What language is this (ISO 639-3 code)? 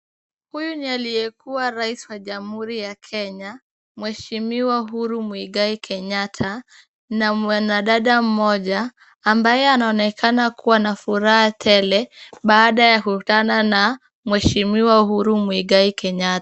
swa